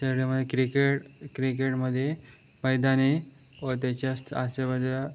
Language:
Marathi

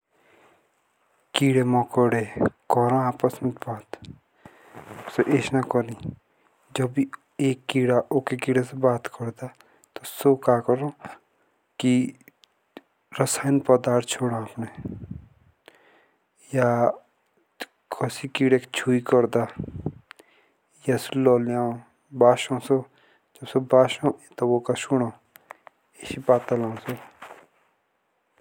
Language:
Jaunsari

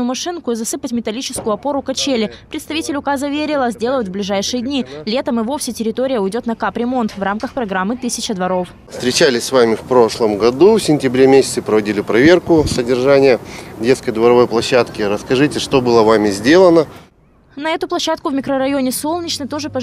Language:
Russian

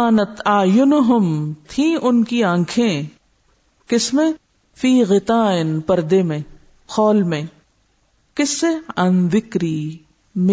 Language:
Urdu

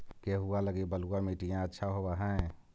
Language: Magahi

